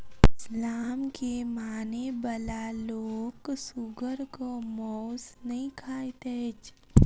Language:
Maithili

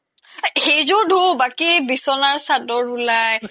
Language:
Assamese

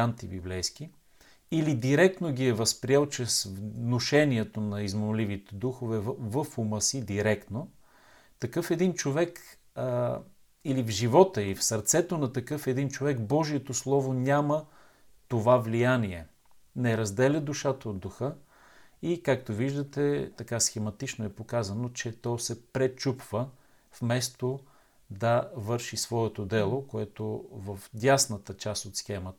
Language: Bulgarian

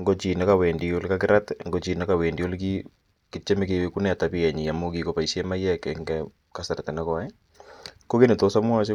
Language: Kalenjin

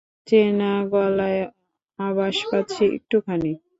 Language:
Bangla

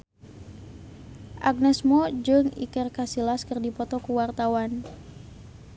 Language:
Sundanese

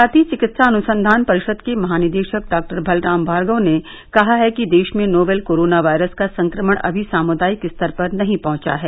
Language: Hindi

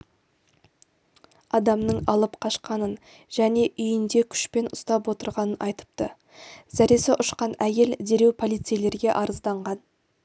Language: Kazakh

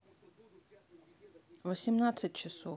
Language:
Russian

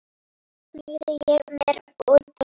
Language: Icelandic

